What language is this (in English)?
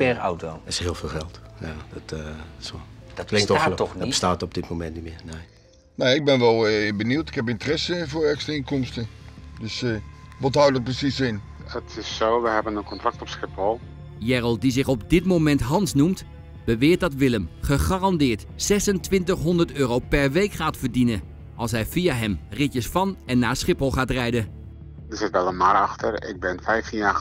Dutch